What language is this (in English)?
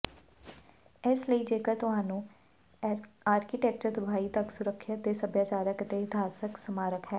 Punjabi